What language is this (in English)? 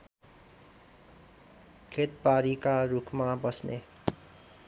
Nepali